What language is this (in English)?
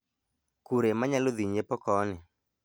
Luo (Kenya and Tanzania)